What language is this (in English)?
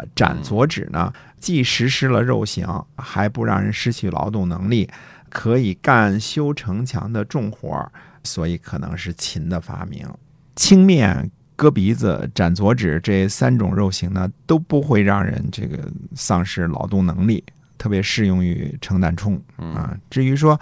Chinese